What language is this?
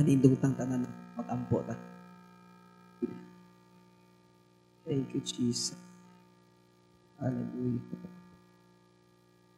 Filipino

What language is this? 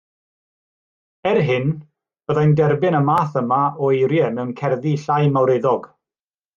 Welsh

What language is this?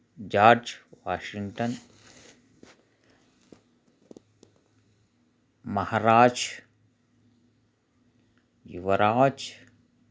Telugu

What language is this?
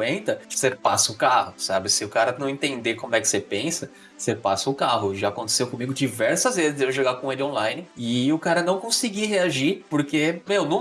Portuguese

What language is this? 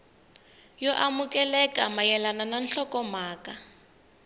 Tsonga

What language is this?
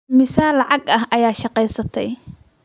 Somali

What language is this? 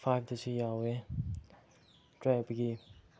Manipuri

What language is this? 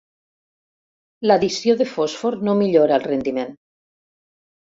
Catalan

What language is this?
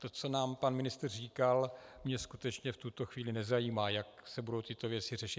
Czech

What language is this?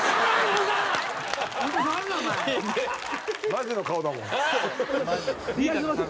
Japanese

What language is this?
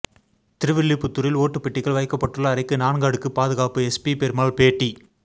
Tamil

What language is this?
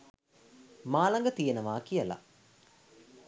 Sinhala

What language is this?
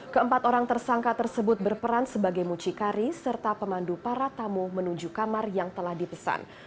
Indonesian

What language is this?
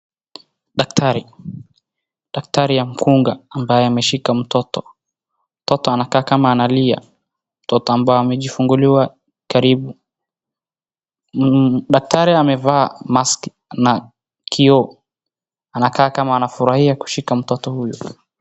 Swahili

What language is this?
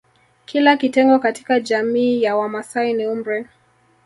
Swahili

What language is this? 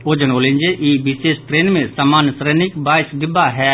Maithili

